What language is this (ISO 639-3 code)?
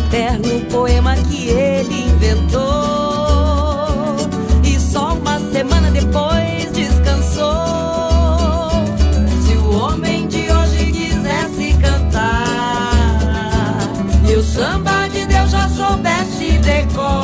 por